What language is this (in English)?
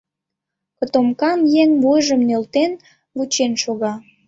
Mari